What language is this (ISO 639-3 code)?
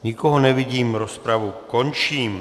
ces